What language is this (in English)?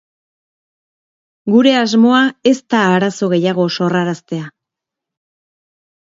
Basque